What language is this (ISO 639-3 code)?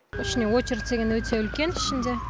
kaz